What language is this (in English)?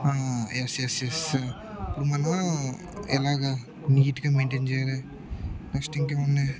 Telugu